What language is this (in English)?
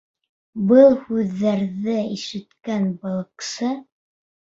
Bashkir